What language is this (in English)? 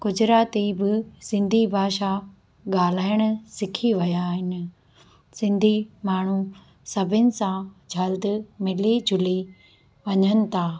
Sindhi